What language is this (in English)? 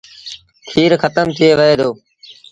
Sindhi Bhil